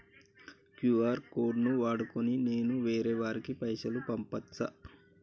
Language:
Telugu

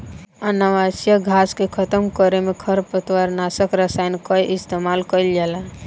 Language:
Bhojpuri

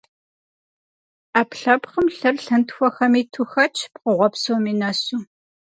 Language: Kabardian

